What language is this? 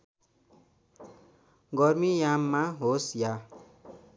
Nepali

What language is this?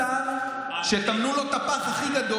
Hebrew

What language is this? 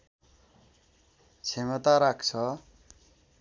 Nepali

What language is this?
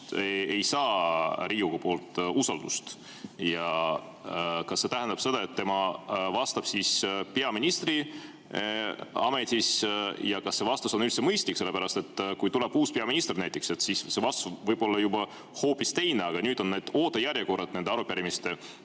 Estonian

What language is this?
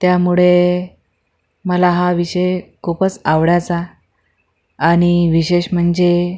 Marathi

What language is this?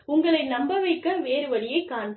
Tamil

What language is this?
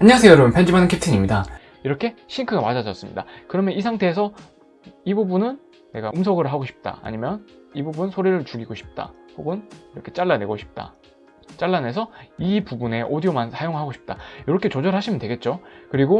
Korean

